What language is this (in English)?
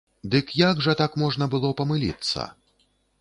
Belarusian